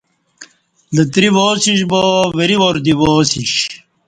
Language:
Kati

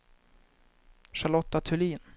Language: Swedish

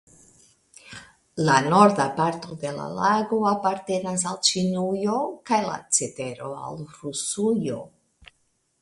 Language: Esperanto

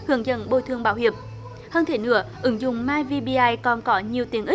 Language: Vietnamese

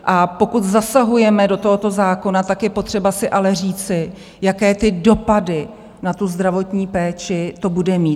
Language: Czech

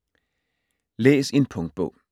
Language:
Danish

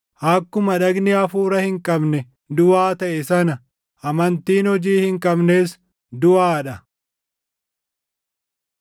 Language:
Oromo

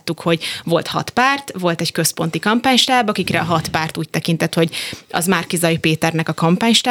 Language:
Hungarian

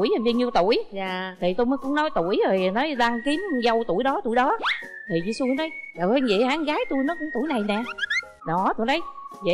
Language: Vietnamese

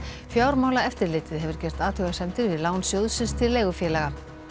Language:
Icelandic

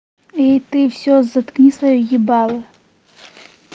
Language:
Russian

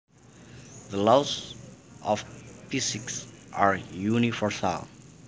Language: Javanese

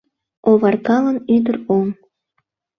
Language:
Mari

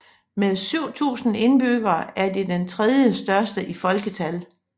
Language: Danish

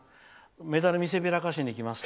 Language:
Japanese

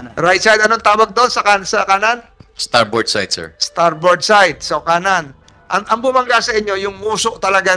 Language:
Filipino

